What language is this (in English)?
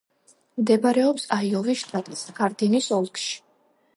Georgian